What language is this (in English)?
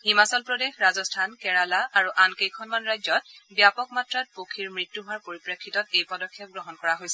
Assamese